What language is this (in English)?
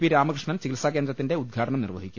Malayalam